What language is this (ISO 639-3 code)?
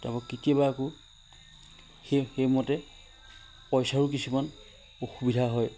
asm